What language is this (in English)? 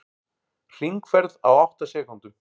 Icelandic